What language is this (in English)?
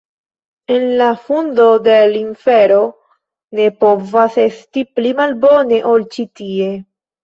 Esperanto